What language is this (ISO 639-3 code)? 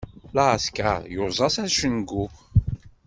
kab